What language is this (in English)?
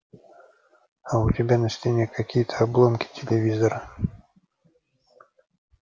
Russian